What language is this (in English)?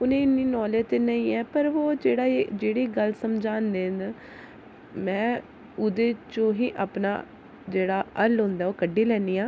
Dogri